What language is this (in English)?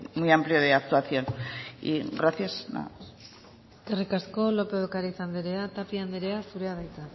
Basque